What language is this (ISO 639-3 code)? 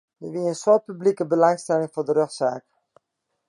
fry